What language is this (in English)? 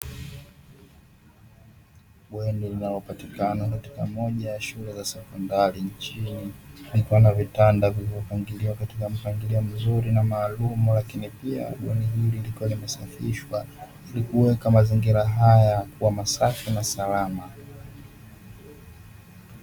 Swahili